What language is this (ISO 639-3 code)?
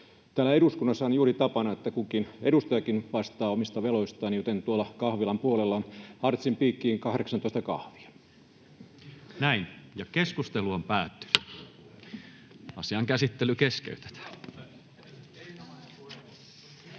fin